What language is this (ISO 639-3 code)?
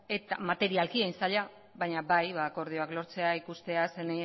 eus